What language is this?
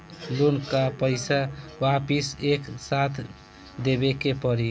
Bhojpuri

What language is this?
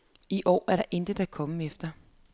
Danish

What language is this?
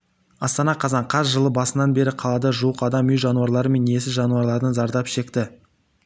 Kazakh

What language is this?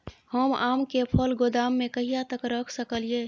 Maithili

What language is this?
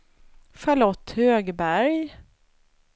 Swedish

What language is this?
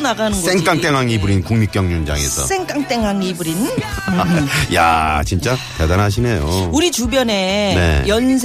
Korean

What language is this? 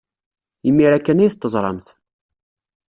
Kabyle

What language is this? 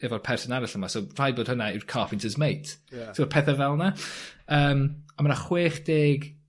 Welsh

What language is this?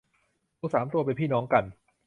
Thai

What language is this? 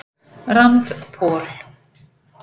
Icelandic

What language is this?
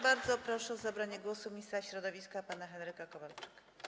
Polish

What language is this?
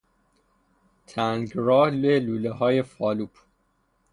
Persian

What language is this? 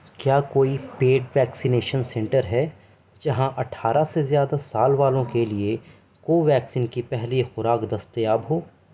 Urdu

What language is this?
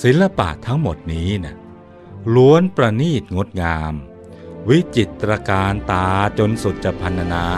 Thai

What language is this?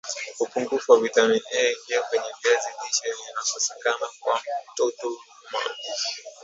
Swahili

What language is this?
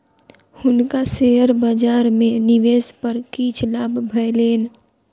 Maithili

